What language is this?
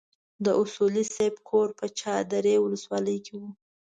Pashto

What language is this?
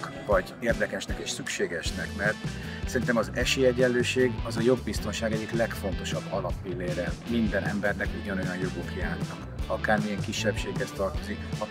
Hungarian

